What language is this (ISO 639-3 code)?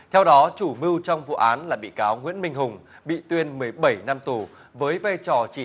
vie